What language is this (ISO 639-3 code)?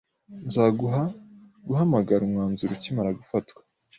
kin